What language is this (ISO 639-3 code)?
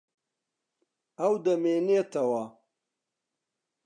ckb